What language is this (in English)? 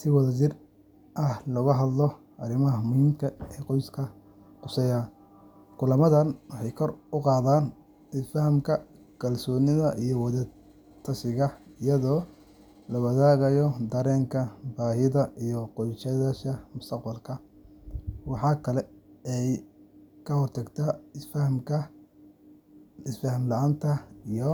Somali